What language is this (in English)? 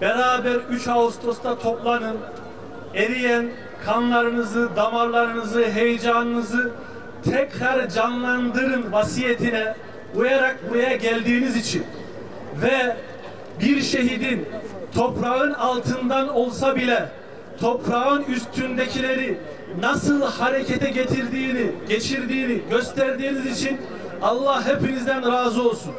Turkish